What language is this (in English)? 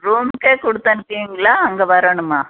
Tamil